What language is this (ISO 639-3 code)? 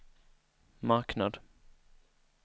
swe